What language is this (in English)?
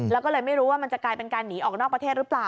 Thai